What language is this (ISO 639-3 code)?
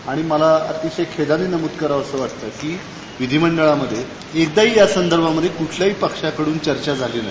mar